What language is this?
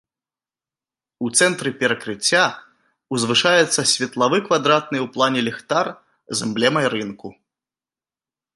Belarusian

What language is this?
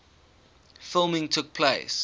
English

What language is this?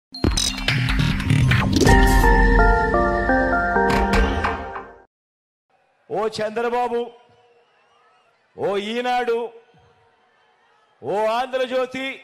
Telugu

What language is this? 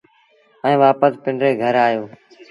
Sindhi Bhil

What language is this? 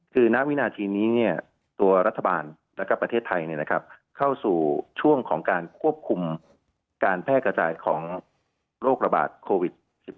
Thai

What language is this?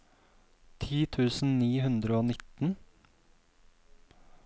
Norwegian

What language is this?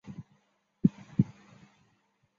Chinese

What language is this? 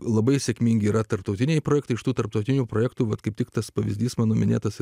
Lithuanian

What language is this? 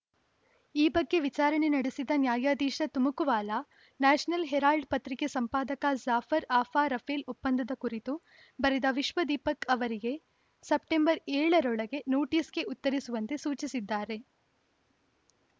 Kannada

